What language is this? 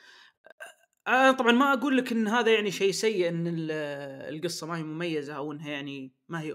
Arabic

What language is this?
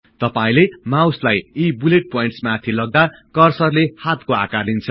Nepali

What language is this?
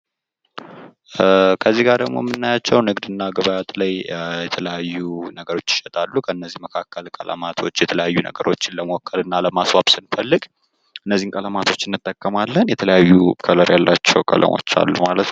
Amharic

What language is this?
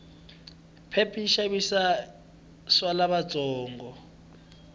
Tsonga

